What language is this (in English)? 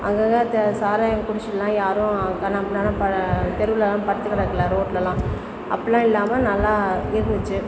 Tamil